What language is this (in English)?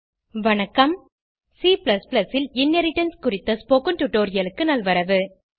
Tamil